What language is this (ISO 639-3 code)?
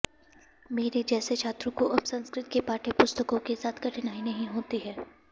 san